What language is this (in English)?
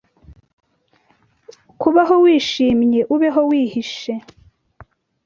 Kinyarwanda